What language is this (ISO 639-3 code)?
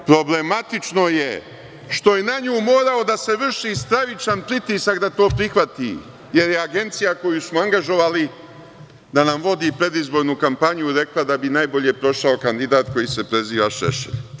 srp